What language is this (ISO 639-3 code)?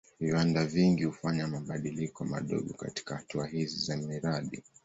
swa